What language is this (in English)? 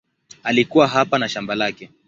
Swahili